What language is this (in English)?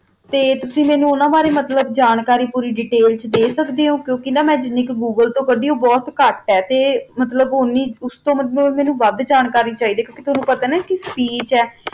Punjabi